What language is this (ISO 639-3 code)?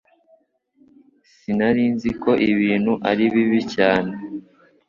kin